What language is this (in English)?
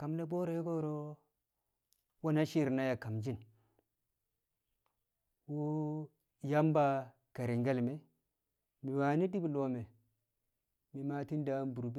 Kamo